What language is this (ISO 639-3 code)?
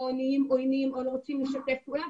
heb